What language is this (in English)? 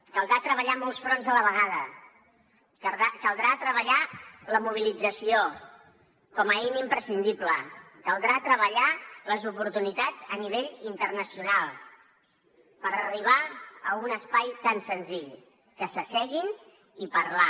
Catalan